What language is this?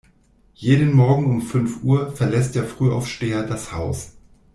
German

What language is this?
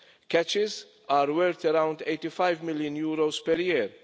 English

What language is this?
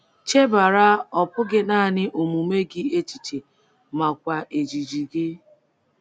Igbo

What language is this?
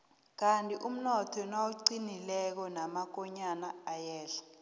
South Ndebele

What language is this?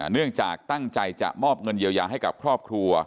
Thai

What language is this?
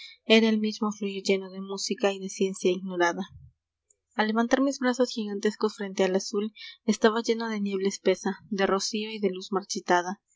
Spanish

